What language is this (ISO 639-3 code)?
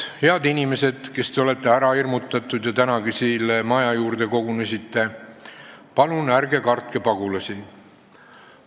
est